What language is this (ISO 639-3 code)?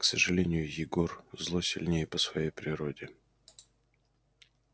rus